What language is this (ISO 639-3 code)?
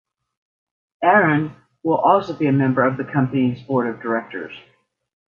eng